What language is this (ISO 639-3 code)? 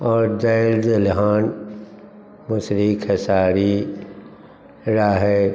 mai